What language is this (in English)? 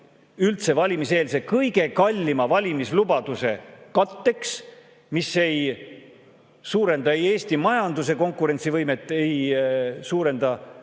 Estonian